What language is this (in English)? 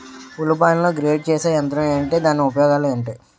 Telugu